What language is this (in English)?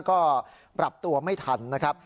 Thai